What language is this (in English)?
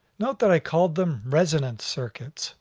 English